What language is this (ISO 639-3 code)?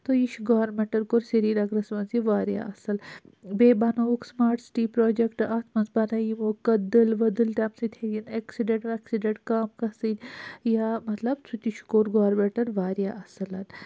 kas